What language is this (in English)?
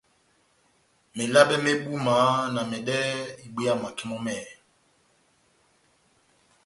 Batanga